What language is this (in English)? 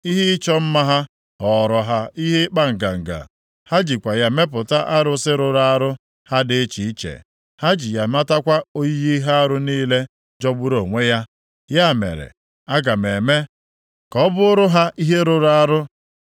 Igbo